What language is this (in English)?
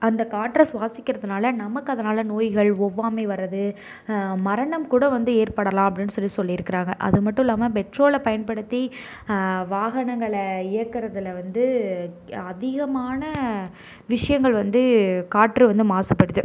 Tamil